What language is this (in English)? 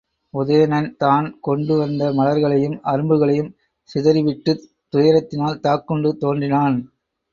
Tamil